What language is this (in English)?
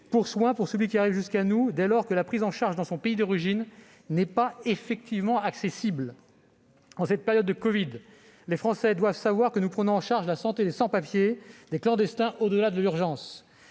French